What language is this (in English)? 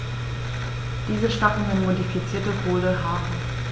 German